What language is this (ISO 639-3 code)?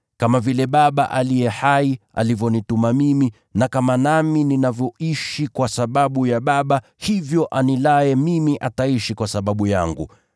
swa